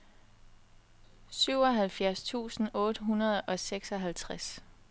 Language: Danish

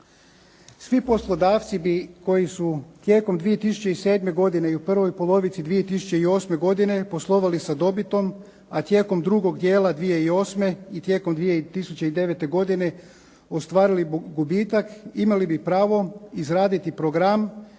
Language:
Croatian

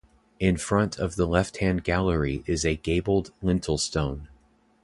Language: English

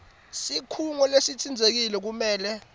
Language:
Swati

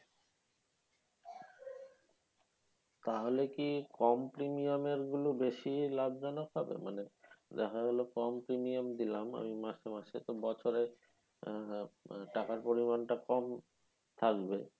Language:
Bangla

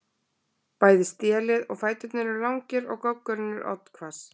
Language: Icelandic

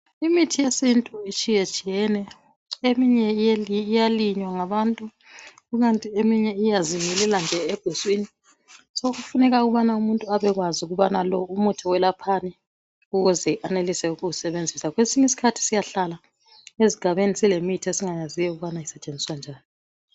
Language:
North Ndebele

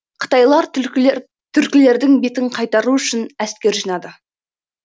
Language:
Kazakh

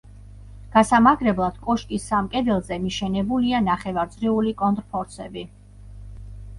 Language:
Georgian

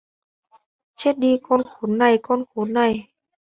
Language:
Vietnamese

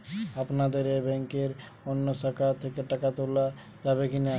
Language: Bangla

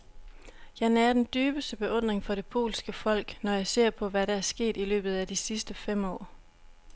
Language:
Danish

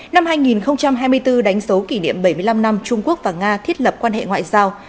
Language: Vietnamese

